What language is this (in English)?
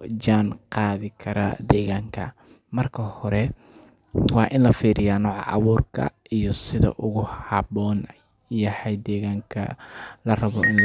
Somali